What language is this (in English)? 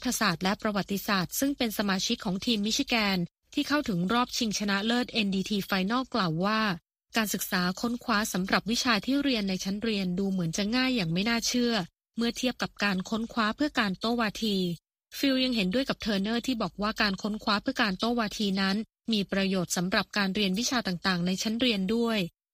Thai